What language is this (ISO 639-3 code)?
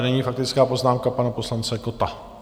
ces